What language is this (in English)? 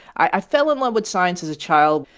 English